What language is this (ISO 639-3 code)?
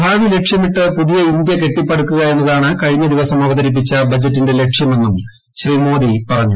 mal